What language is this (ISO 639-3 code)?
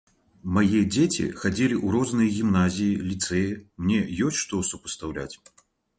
bel